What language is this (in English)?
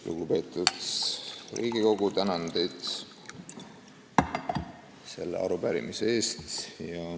Estonian